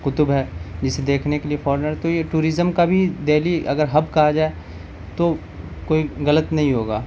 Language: Urdu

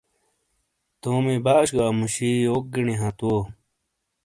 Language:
Shina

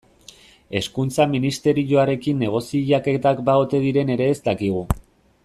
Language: Basque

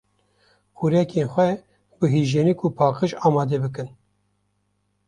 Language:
Kurdish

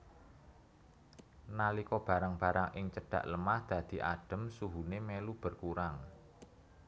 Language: Javanese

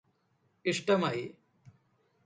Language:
Malayalam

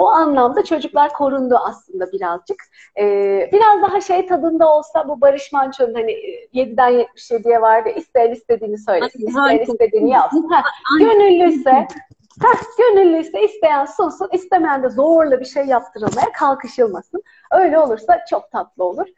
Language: Turkish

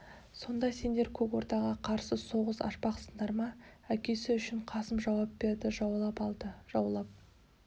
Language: Kazakh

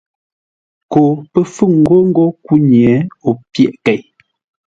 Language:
Ngombale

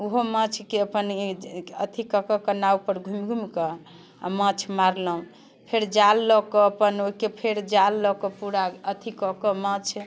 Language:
Maithili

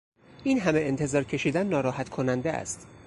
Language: Persian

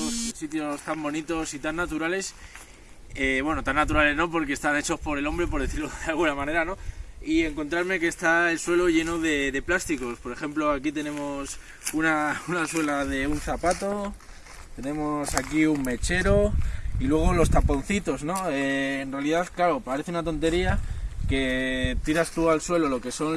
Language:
Spanish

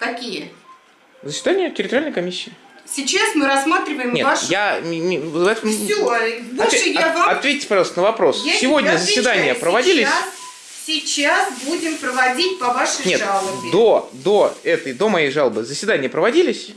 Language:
Russian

